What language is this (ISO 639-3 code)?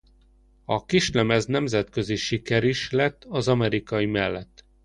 hun